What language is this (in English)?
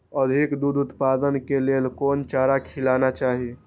Maithili